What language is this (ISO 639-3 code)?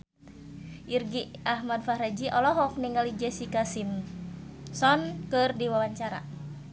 sun